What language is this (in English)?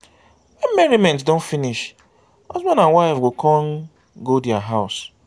Nigerian Pidgin